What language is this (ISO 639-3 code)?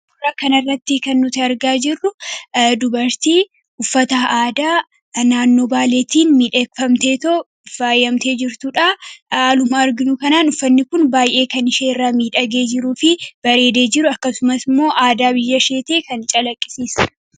orm